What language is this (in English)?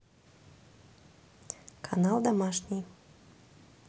Russian